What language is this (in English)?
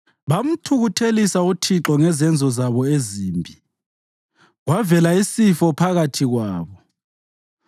North Ndebele